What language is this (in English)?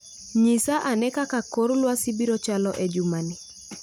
Luo (Kenya and Tanzania)